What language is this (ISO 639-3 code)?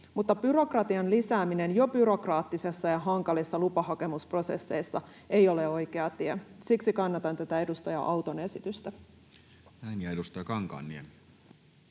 fin